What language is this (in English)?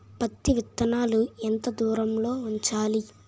Telugu